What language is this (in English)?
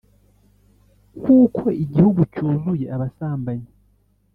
Kinyarwanda